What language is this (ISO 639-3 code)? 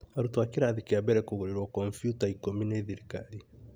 kik